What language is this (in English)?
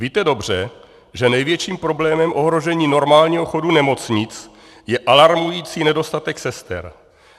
Czech